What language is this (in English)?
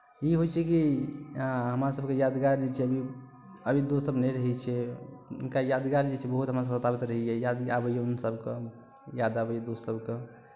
Maithili